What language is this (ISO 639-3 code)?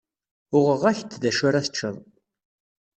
kab